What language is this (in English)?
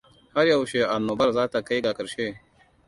Hausa